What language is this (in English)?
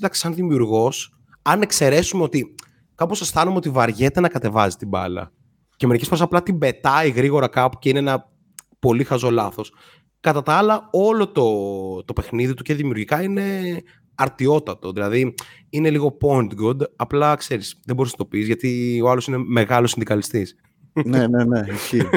Greek